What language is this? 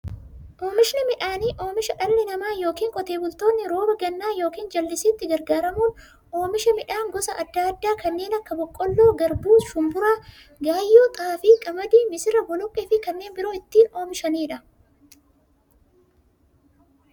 Oromo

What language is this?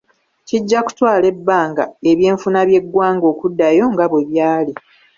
Ganda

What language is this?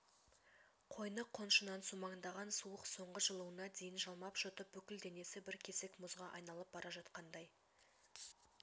Kazakh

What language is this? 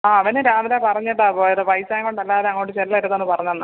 Malayalam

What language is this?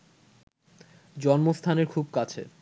Bangla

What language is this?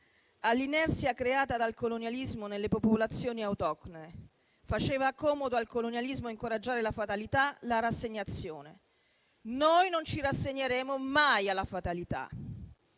Italian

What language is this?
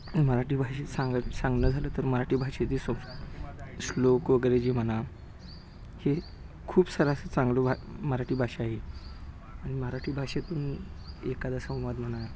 Marathi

